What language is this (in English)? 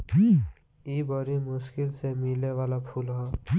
Bhojpuri